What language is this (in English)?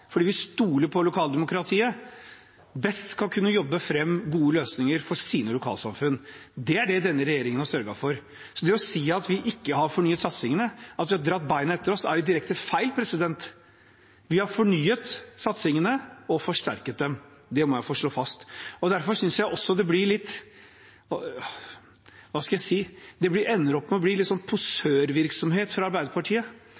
Norwegian Bokmål